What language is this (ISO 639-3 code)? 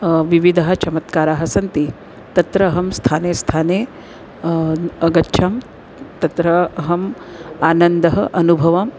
san